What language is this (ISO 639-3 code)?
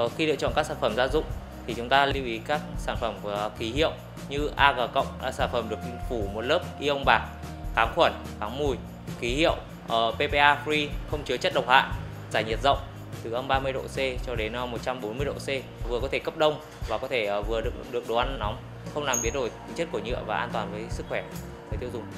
vie